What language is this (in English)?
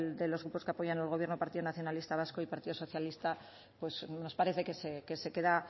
Spanish